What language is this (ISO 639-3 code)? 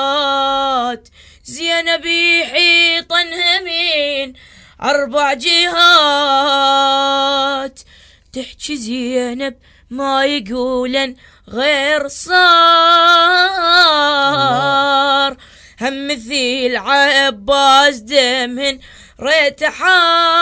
ara